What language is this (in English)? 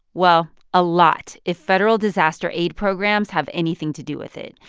English